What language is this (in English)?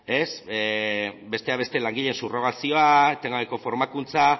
Basque